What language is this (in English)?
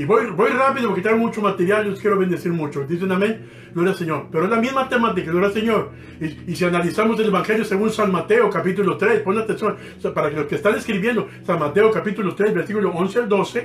Spanish